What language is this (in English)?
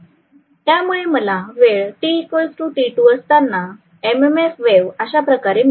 Marathi